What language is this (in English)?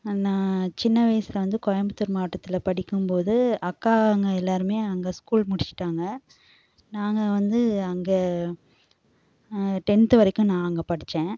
Tamil